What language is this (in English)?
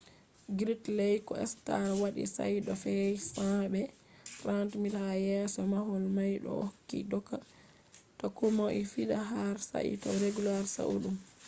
Fula